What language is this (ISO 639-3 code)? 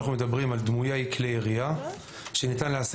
heb